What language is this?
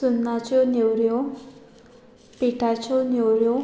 Konkani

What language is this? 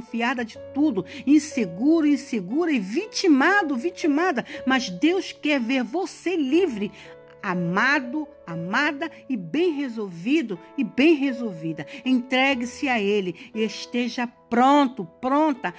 Portuguese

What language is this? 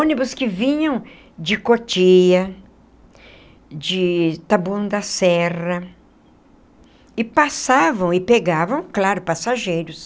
Portuguese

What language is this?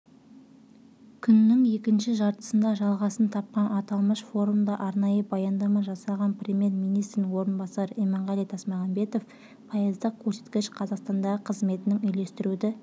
Kazakh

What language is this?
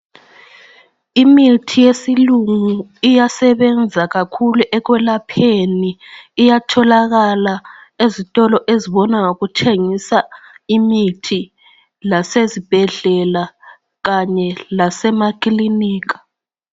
North Ndebele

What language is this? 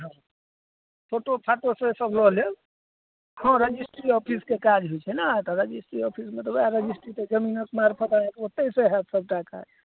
Maithili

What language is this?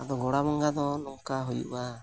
Santali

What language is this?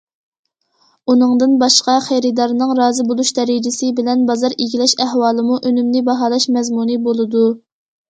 Uyghur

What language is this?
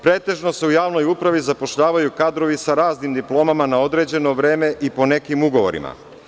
Serbian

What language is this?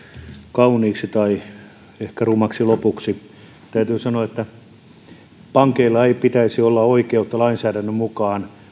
Finnish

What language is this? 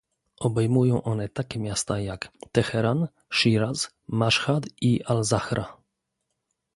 Polish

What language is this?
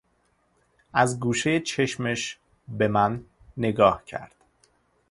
Persian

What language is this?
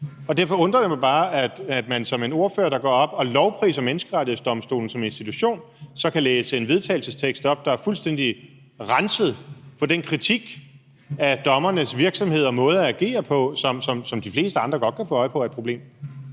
Danish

